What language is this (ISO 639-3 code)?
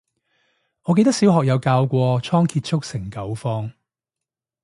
yue